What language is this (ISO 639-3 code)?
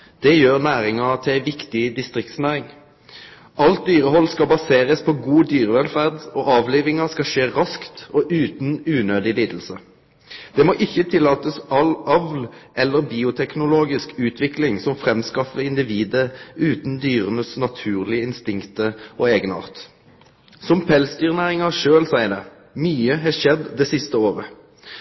nno